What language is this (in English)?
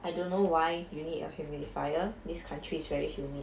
English